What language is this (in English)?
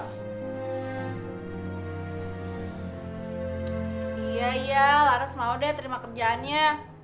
Indonesian